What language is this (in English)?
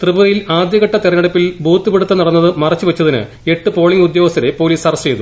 Malayalam